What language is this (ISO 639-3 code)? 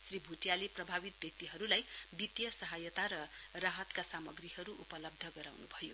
nep